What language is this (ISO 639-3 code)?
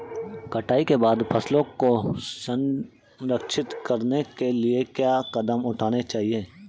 hin